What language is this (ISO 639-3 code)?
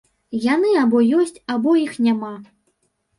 bel